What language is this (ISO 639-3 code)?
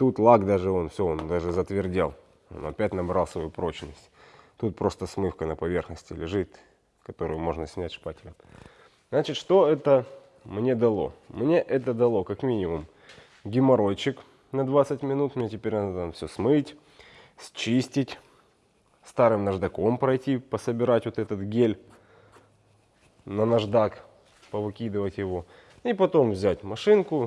rus